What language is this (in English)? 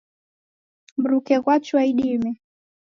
Taita